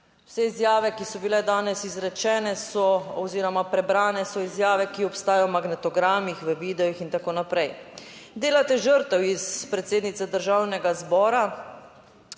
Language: Slovenian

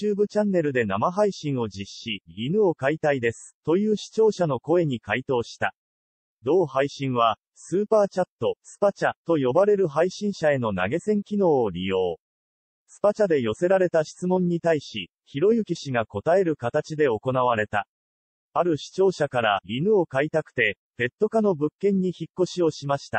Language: Japanese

